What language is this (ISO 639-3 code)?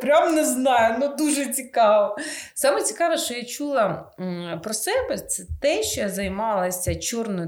ukr